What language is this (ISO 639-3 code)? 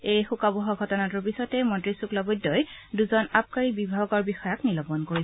asm